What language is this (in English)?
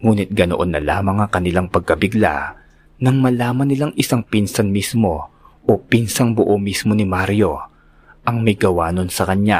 Filipino